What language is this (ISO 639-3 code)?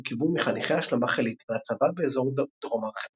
heb